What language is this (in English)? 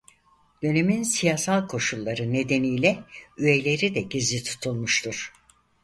Turkish